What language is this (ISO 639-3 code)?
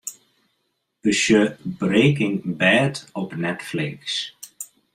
fry